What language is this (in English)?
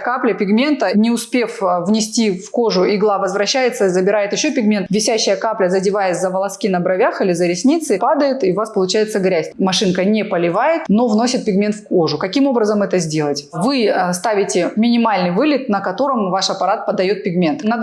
Russian